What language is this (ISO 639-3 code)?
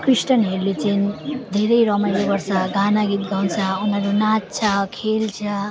nep